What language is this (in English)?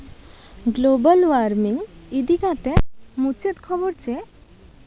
Santali